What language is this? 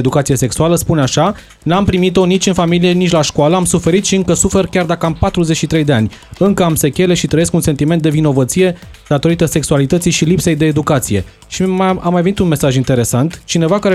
Romanian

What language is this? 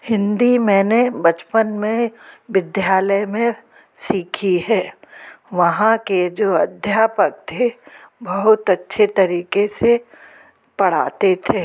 Hindi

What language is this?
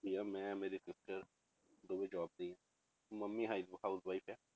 Punjabi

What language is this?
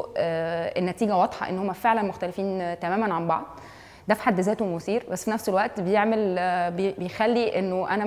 Arabic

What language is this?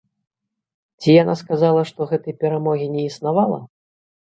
Belarusian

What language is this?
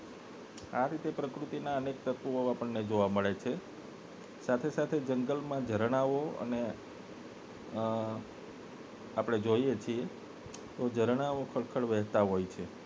Gujarati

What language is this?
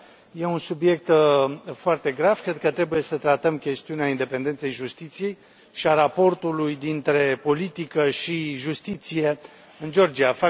Romanian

